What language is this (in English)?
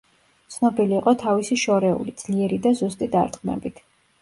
Georgian